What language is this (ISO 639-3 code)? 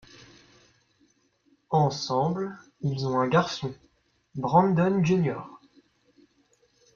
fra